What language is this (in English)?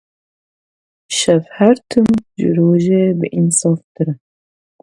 Kurdish